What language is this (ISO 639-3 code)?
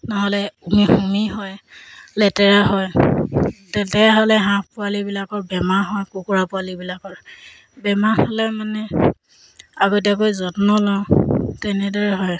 asm